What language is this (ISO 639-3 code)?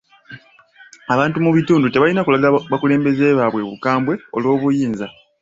lug